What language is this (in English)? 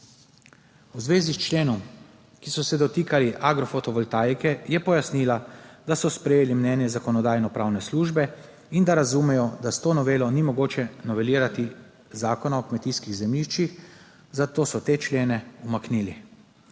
Slovenian